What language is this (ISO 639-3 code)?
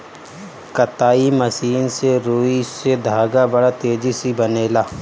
bho